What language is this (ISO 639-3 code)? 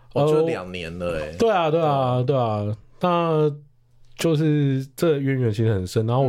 zho